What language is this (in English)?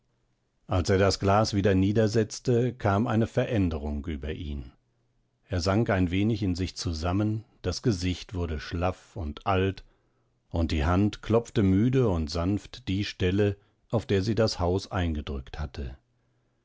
German